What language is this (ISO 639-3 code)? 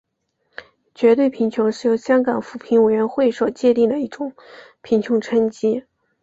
zho